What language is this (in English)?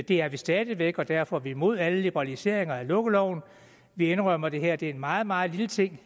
Danish